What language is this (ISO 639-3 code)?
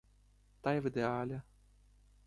ukr